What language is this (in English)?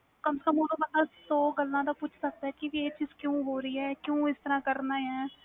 Punjabi